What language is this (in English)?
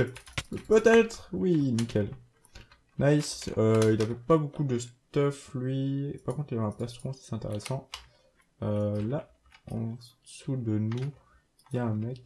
French